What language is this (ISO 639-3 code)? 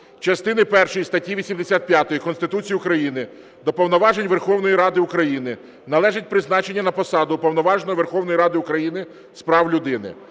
ukr